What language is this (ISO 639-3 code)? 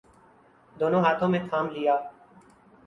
urd